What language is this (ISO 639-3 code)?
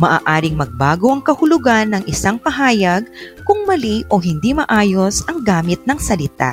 fil